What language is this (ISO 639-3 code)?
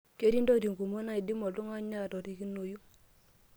mas